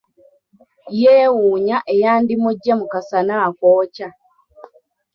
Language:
Ganda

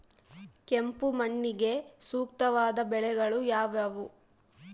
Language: Kannada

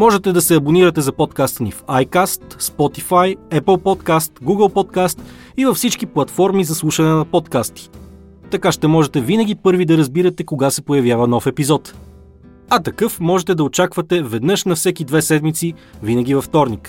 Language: Bulgarian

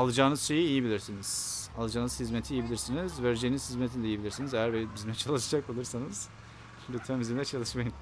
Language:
Turkish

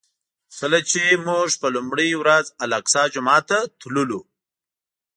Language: Pashto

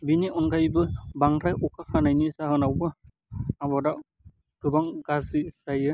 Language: Bodo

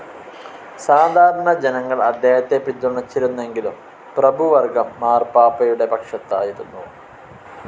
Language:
Malayalam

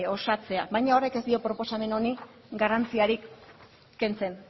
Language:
Basque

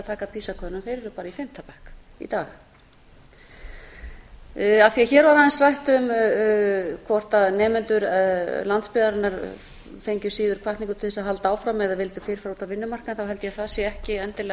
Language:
Icelandic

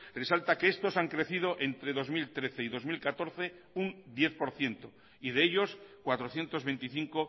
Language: Spanish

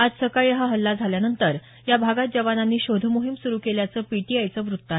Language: Marathi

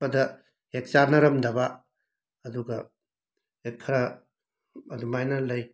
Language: Manipuri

